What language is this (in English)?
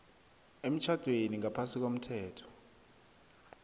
South Ndebele